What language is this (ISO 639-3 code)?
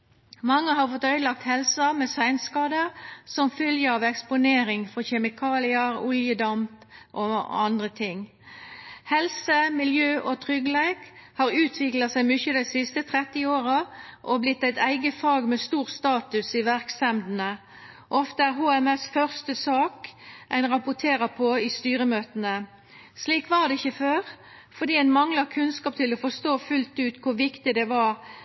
nno